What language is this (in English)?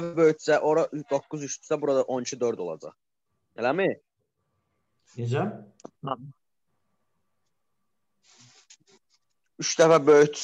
Turkish